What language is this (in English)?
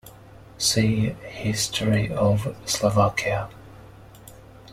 English